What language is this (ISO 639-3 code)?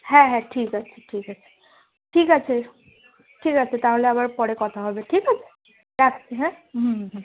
ben